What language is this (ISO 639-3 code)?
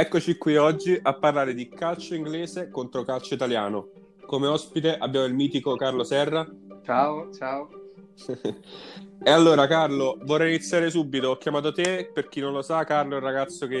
ita